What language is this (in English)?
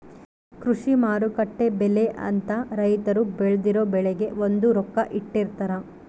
Kannada